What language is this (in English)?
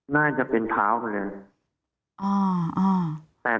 Thai